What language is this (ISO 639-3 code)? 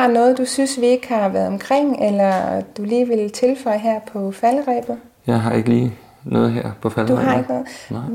dan